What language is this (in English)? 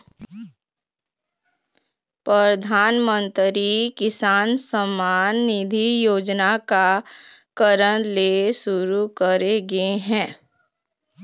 Chhattisgarhi